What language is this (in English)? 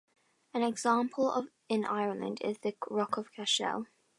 English